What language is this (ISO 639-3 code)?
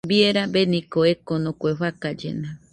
hux